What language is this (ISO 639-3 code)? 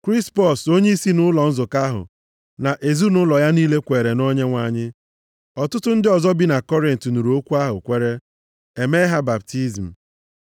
ibo